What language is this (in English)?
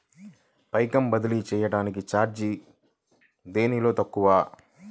Telugu